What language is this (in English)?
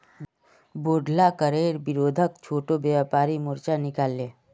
Magahi